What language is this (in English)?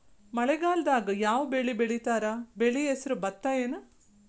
Kannada